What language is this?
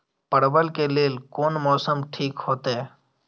Maithili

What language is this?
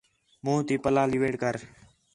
Khetrani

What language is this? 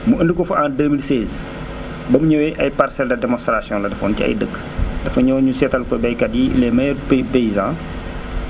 Wolof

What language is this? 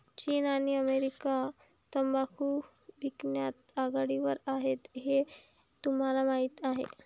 Marathi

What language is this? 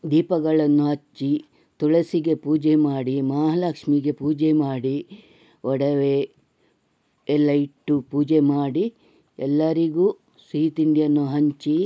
Kannada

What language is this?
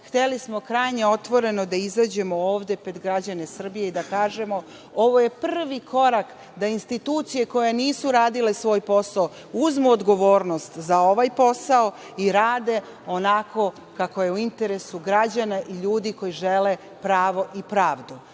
Serbian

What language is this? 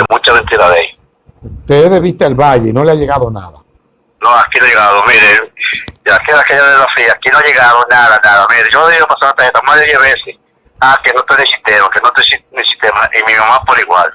Spanish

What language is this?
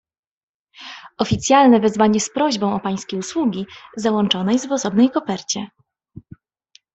Polish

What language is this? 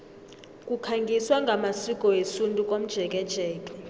South Ndebele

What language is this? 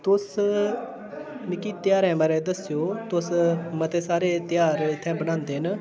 Dogri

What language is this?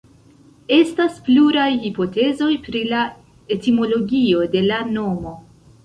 Esperanto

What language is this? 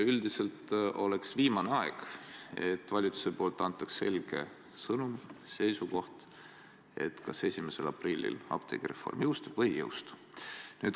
Estonian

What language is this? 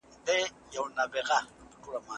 Pashto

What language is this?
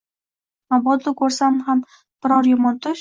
Uzbek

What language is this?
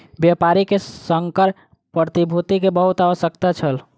Maithili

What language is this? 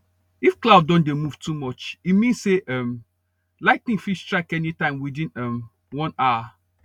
Nigerian Pidgin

